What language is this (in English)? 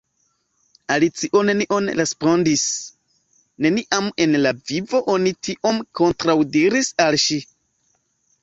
Esperanto